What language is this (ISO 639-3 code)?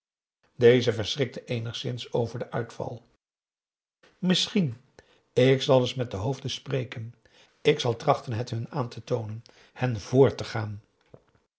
nld